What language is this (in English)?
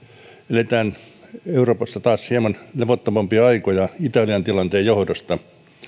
Finnish